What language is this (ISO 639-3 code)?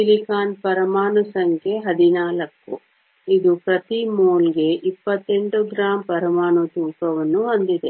kan